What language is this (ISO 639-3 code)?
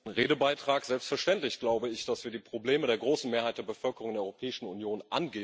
deu